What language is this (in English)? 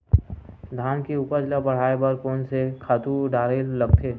Chhattisgarhi